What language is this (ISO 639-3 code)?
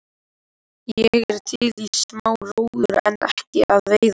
isl